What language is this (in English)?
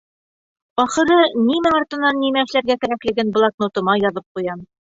Bashkir